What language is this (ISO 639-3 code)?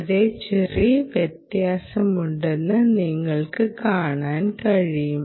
mal